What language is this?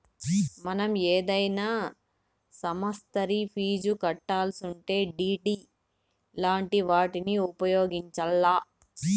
Telugu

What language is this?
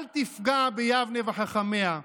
Hebrew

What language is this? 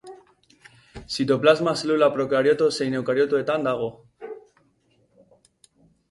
Basque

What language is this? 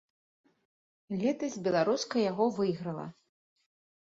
Belarusian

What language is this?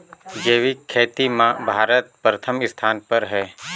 Chhattisgarhi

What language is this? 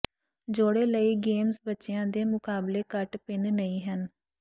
Punjabi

